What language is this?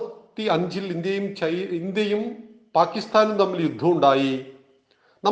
Malayalam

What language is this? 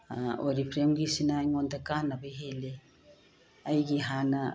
Manipuri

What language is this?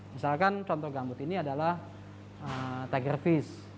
Indonesian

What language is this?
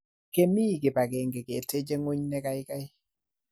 Kalenjin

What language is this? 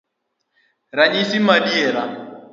Luo (Kenya and Tanzania)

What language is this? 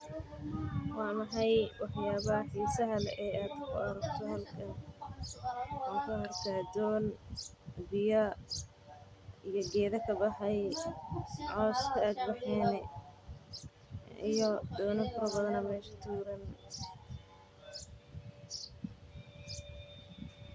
Somali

